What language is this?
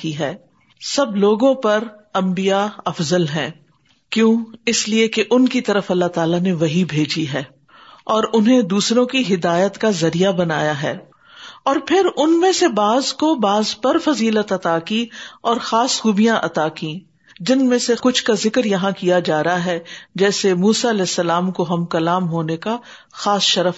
Urdu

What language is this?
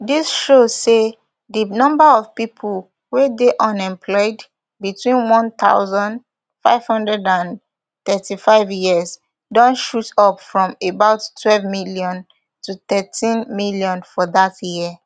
Nigerian Pidgin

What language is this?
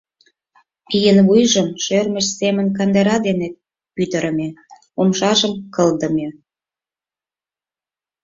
Mari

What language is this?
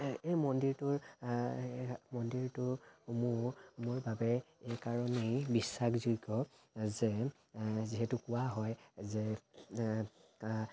Assamese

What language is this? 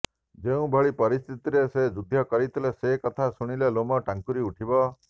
Odia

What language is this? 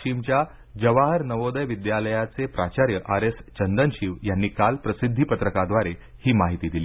Marathi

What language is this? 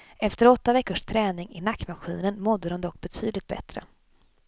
Swedish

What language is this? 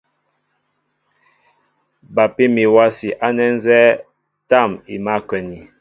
Mbo (Cameroon)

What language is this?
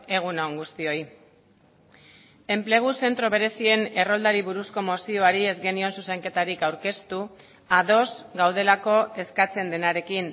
Basque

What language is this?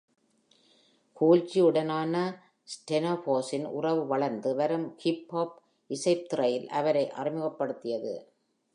Tamil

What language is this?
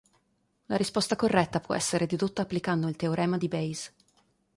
Italian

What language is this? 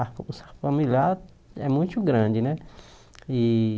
Portuguese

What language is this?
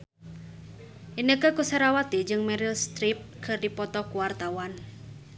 Sundanese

